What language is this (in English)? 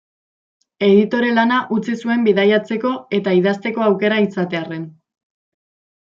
Basque